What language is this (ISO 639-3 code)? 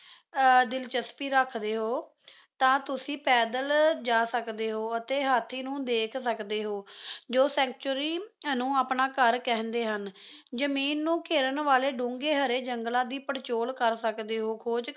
pan